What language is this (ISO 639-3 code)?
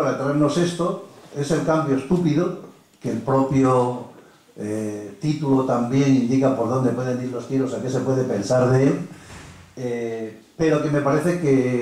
spa